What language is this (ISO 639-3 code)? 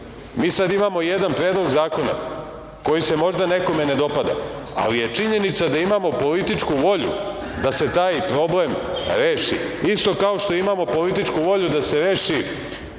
srp